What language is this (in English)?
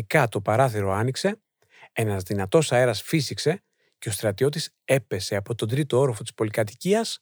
Greek